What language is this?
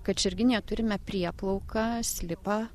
Lithuanian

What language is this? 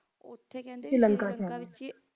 Punjabi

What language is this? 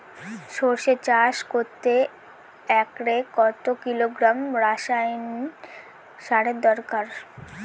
Bangla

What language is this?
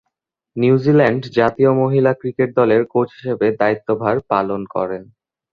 Bangla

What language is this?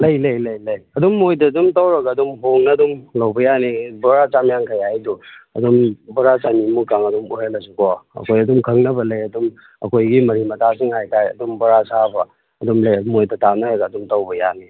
Manipuri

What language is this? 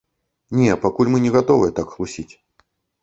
Belarusian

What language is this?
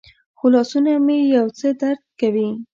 Pashto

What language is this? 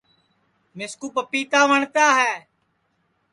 Sansi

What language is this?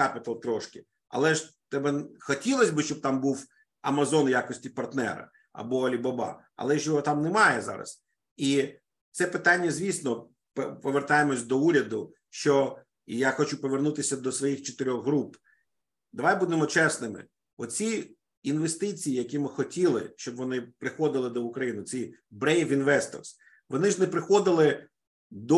Ukrainian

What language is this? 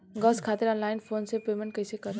Bhojpuri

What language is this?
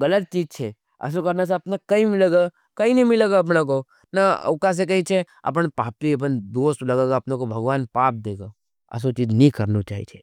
Nimadi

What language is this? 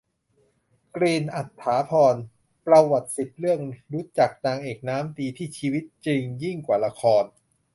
Thai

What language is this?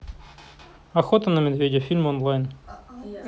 Russian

